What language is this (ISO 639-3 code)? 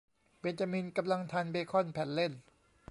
tha